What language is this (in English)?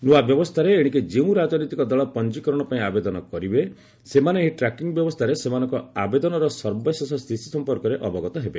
Odia